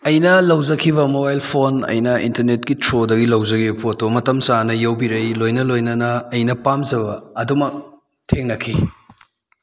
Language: Manipuri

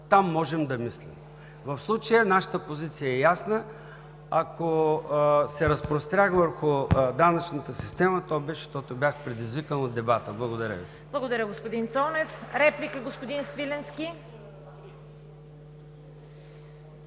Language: Bulgarian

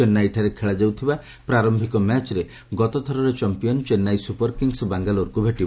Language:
Odia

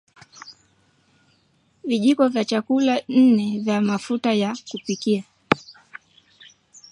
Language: Swahili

